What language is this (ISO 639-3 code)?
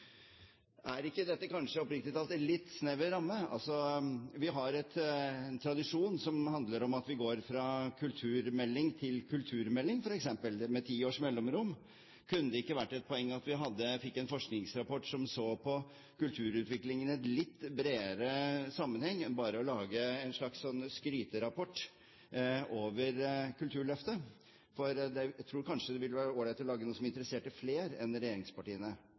nob